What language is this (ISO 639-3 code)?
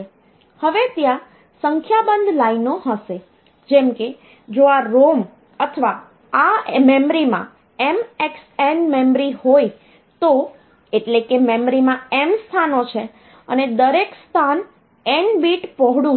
guj